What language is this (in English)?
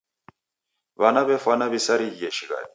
Taita